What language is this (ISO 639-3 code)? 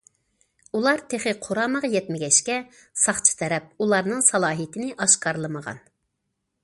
uig